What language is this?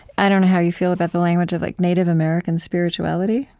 English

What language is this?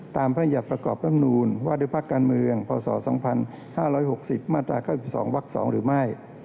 Thai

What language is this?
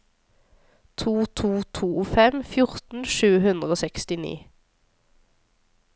Norwegian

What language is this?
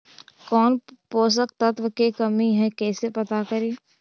Magahi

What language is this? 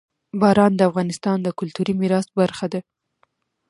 Pashto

